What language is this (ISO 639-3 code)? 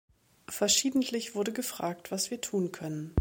deu